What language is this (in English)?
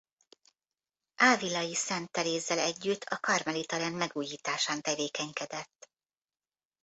Hungarian